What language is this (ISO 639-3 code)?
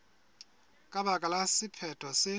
sot